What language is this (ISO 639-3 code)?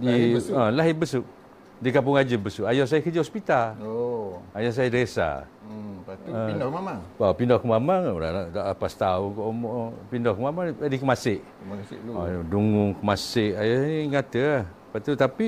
msa